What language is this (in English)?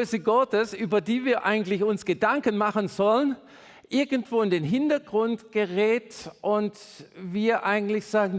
German